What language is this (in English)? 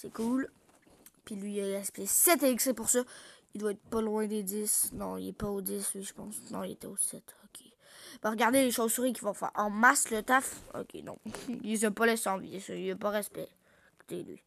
French